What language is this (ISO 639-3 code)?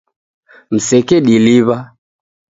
dav